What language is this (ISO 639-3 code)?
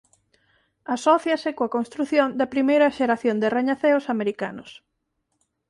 glg